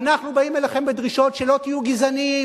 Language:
Hebrew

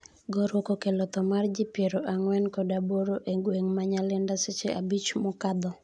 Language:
Luo (Kenya and Tanzania)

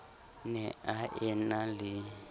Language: Southern Sotho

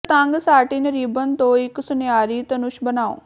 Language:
Punjabi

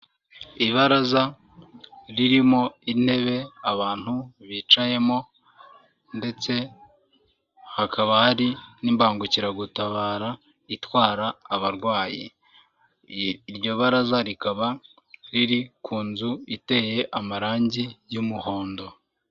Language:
Kinyarwanda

